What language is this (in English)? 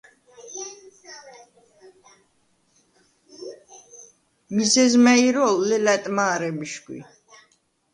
Svan